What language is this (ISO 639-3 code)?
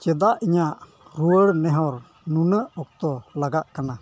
sat